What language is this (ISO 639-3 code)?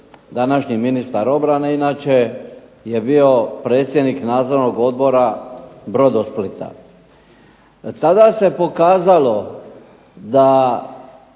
hrv